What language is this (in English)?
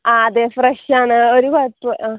Malayalam